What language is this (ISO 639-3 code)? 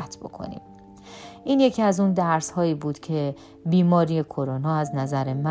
fas